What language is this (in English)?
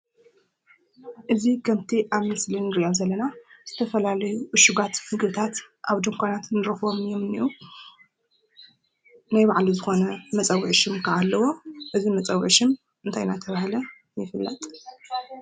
Tigrinya